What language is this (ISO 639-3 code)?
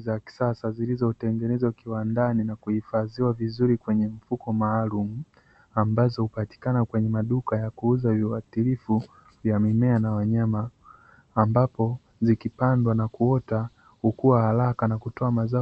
swa